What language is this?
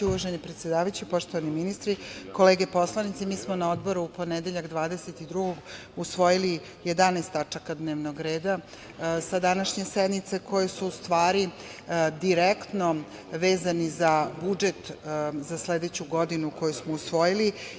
Serbian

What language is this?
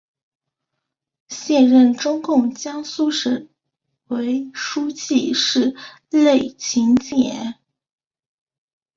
Chinese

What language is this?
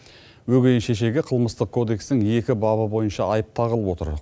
Kazakh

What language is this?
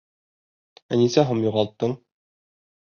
Bashkir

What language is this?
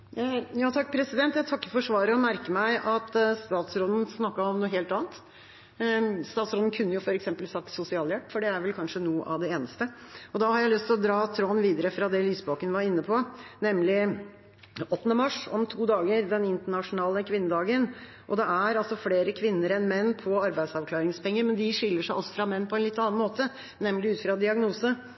Norwegian Bokmål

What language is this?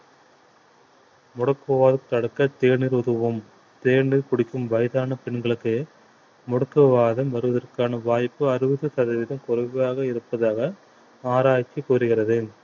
Tamil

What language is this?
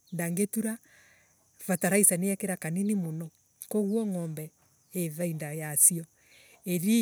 Embu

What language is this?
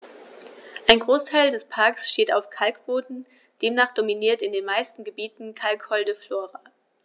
German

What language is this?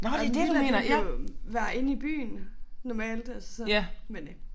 Danish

